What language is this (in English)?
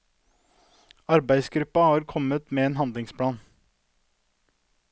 Norwegian